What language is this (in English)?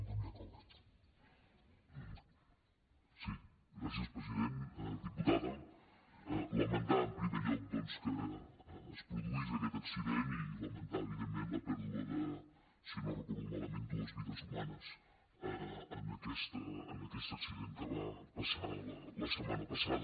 Catalan